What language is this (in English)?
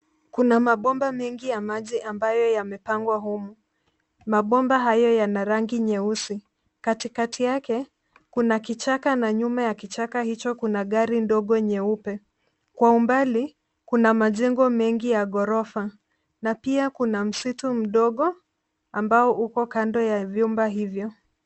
Swahili